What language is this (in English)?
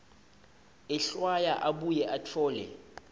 Swati